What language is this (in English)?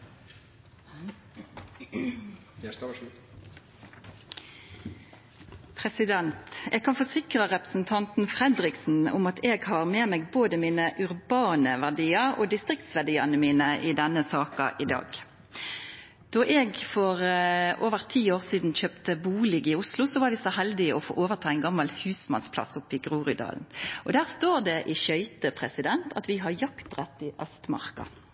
Norwegian Nynorsk